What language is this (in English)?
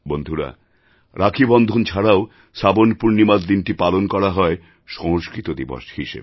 Bangla